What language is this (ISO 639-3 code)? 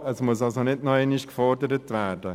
gsw